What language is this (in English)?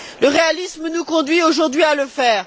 French